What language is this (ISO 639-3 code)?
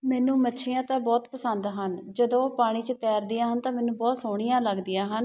pan